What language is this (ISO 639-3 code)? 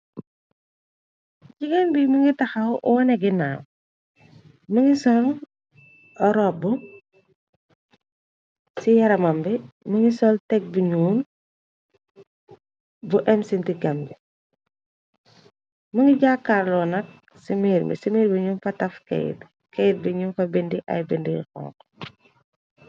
wol